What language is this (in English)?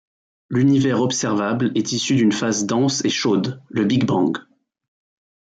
French